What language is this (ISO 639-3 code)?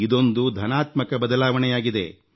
kan